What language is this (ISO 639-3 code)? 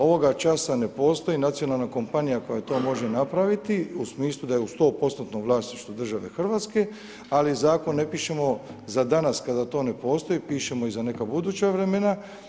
hrv